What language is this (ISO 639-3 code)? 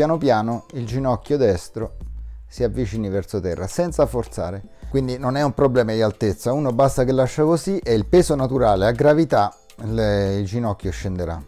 ita